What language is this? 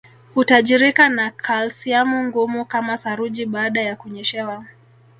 Swahili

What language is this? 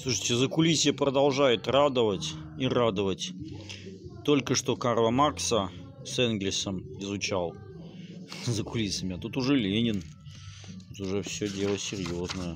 Russian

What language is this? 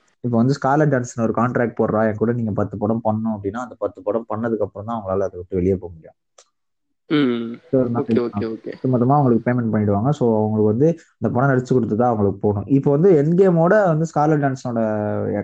Tamil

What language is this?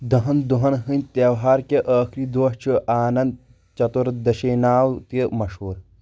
Kashmiri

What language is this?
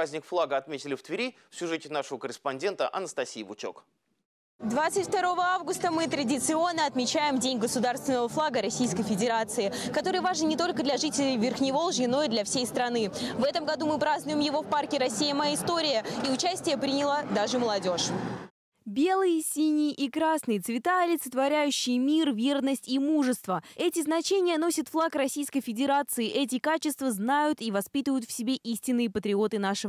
Russian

